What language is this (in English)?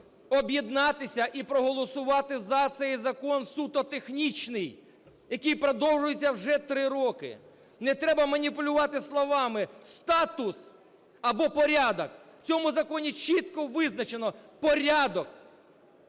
Ukrainian